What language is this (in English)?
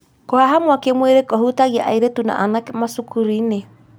Kikuyu